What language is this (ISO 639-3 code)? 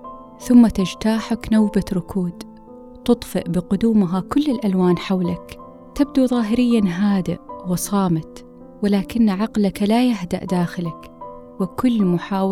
ara